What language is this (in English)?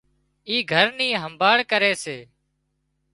Wadiyara Koli